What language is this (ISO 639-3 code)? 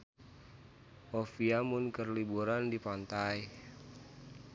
sun